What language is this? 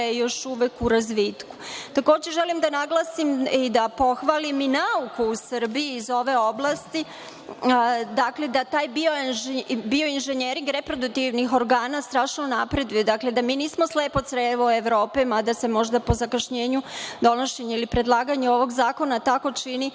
Serbian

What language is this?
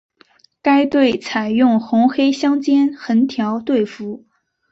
Chinese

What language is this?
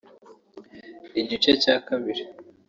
Kinyarwanda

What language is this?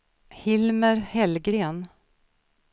Swedish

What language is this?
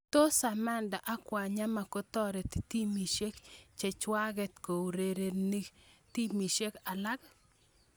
Kalenjin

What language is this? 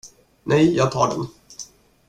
Swedish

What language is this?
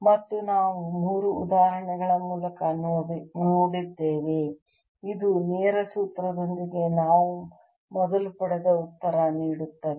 Kannada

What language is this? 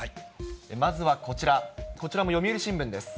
Japanese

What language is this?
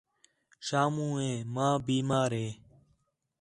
Khetrani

